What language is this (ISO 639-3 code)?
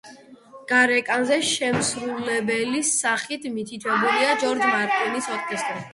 kat